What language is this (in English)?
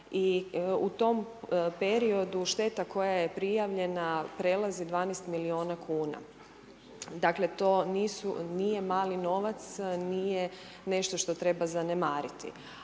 Croatian